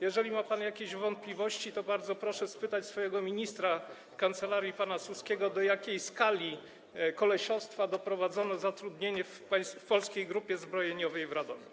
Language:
Polish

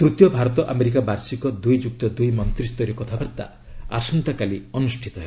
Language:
Odia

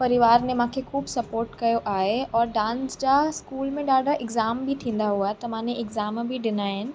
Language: Sindhi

